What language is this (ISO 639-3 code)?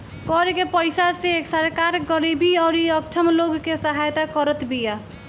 bho